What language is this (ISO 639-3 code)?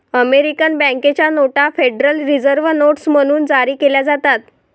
mar